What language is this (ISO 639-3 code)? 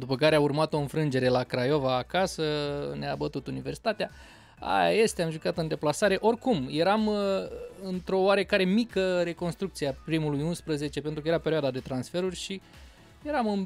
ron